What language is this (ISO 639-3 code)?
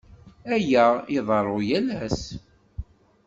kab